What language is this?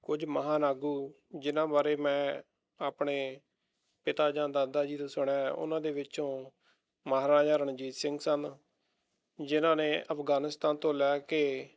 Punjabi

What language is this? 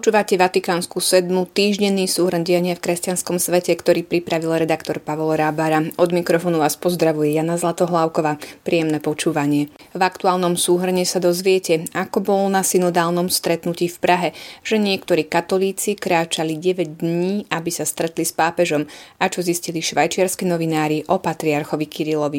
Slovak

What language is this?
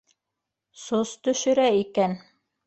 Bashkir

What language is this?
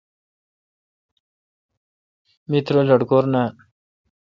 Kalkoti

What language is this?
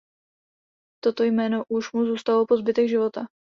Czech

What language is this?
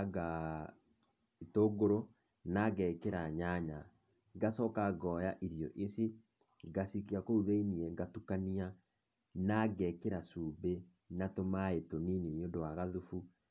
Kikuyu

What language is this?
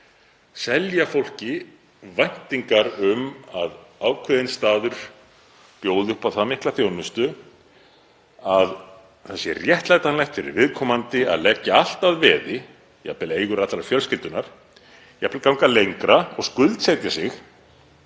Icelandic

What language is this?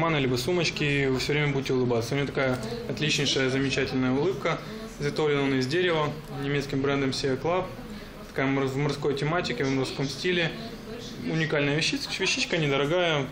Russian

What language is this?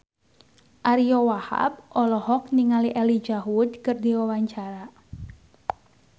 Sundanese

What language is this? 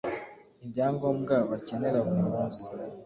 Kinyarwanda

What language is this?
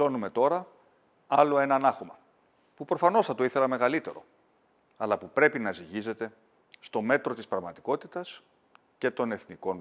Greek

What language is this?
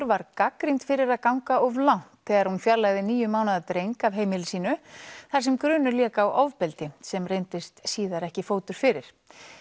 Icelandic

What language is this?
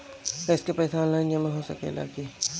Bhojpuri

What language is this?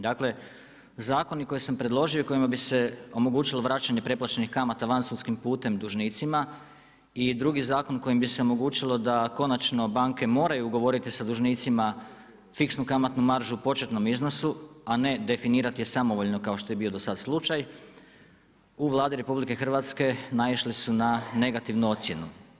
Croatian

